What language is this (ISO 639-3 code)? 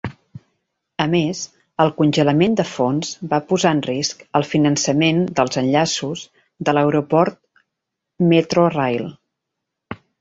cat